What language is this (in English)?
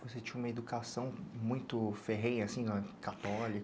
Portuguese